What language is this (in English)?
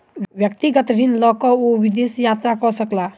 Maithili